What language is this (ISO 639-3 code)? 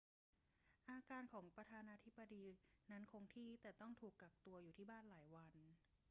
tha